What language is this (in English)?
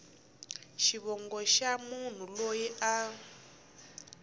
Tsonga